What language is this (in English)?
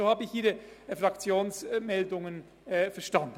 Swiss German